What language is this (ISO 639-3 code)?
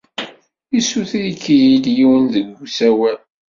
kab